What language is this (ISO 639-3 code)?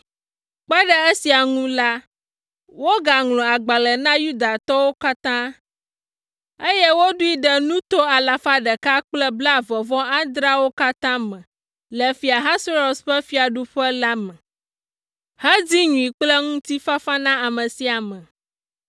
ewe